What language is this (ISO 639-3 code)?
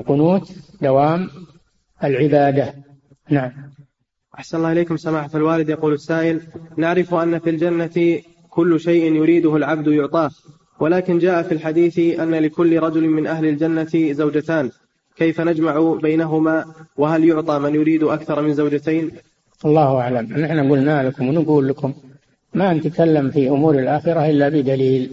ara